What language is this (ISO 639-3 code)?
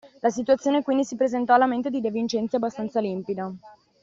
ita